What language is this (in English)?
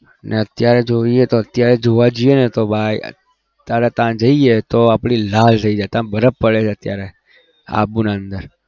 Gujarati